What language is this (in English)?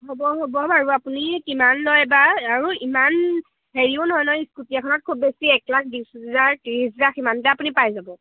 Assamese